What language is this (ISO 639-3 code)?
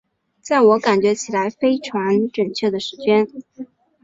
zho